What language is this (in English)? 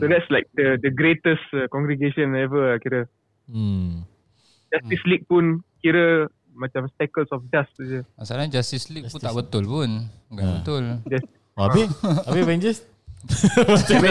Malay